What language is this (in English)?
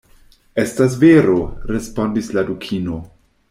Esperanto